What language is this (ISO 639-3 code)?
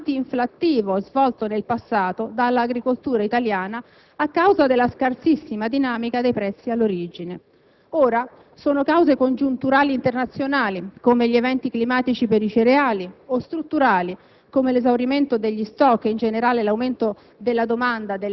ita